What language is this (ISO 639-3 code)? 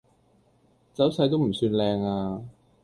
yue